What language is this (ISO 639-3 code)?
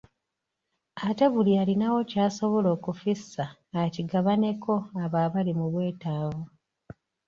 lug